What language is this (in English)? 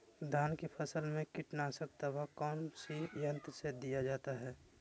Magahi